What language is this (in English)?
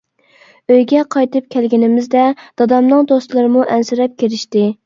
Uyghur